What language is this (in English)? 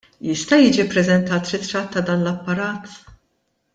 Maltese